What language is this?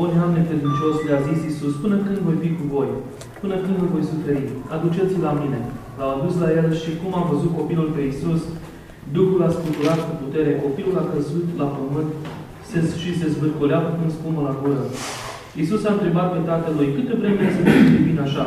Romanian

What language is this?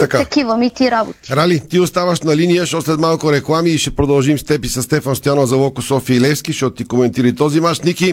Bulgarian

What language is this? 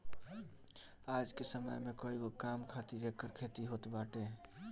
Bhojpuri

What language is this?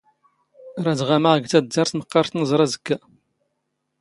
Standard Moroccan Tamazight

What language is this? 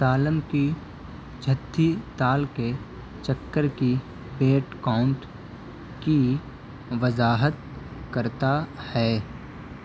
Urdu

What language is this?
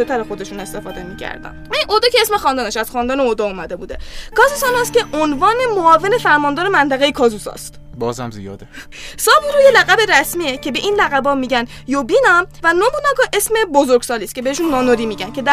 Persian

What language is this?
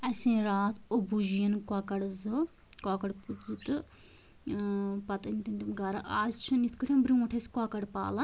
Kashmiri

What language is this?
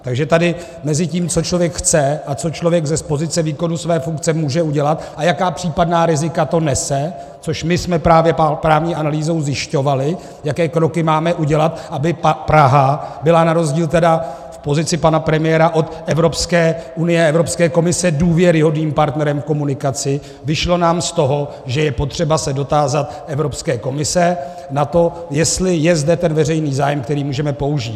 Czech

